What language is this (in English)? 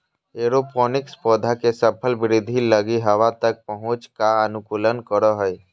Magahi